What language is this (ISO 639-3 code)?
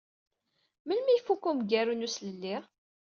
kab